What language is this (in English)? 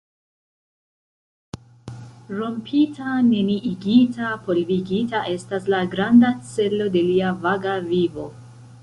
Esperanto